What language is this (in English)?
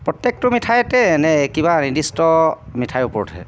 Assamese